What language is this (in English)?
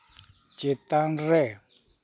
Santali